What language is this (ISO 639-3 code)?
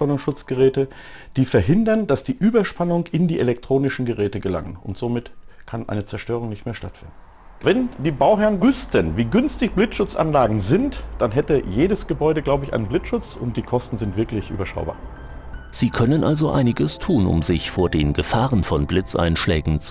deu